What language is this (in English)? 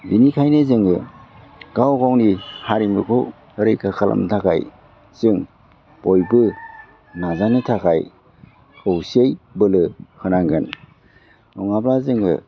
Bodo